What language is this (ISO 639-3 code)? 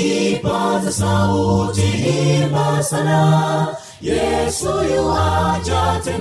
swa